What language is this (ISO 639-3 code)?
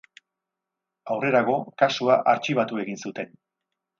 eus